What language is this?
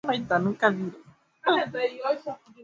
Swahili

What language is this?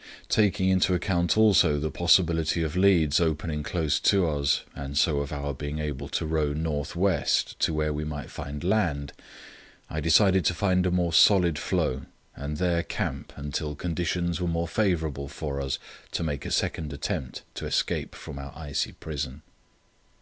English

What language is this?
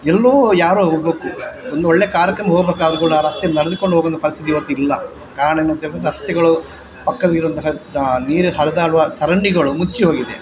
Kannada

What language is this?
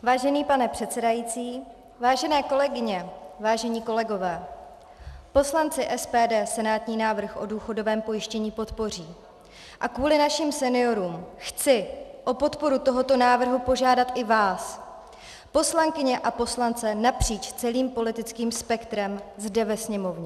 Czech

